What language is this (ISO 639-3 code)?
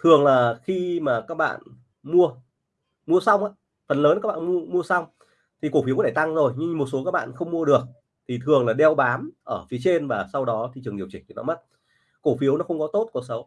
vie